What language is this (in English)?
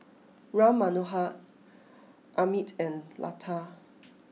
English